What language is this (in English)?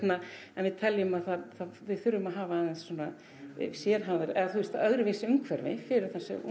Icelandic